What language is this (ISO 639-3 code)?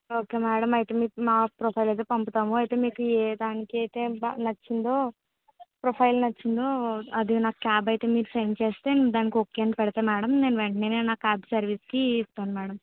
tel